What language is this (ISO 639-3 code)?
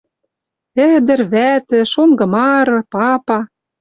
mrj